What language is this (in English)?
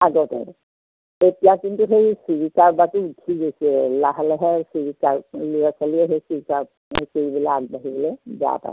Assamese